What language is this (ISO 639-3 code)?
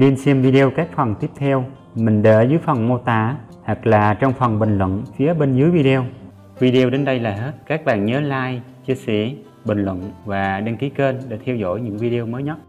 vie